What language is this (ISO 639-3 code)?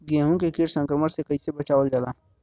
bho